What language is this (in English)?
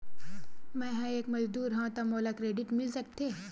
Chhattisgarhi